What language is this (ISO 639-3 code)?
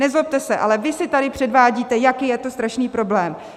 ces